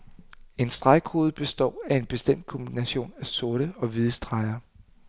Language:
Danish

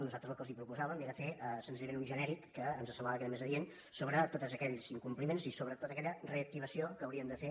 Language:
Catalan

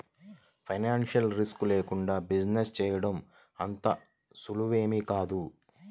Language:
Telugu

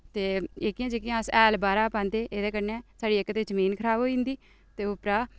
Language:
Dogri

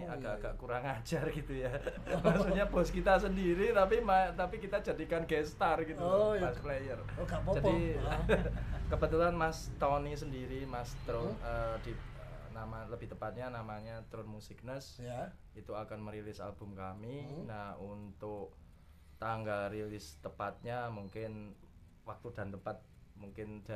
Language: Indonesian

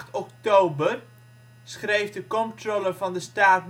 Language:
Dutch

